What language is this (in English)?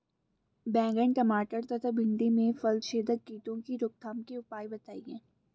Hindi